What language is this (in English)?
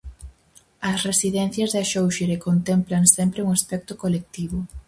Galician